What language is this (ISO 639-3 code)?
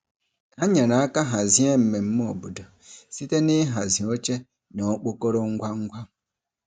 ibo